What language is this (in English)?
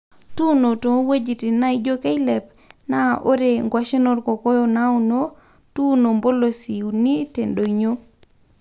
Masai